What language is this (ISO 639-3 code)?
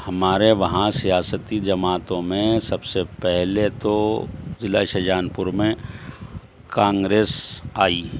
urd